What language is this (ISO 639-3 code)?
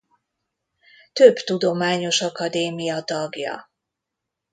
hun